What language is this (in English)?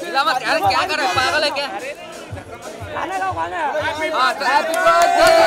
Filipino